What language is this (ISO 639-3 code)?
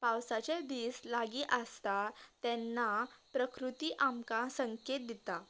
kok